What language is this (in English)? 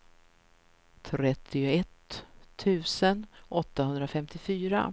Swedish